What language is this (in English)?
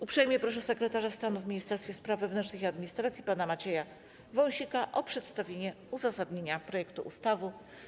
Polish